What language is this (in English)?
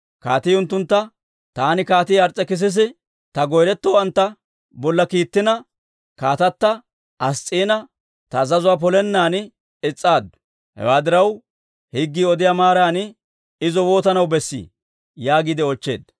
Dawro